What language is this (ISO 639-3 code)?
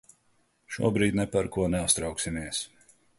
lav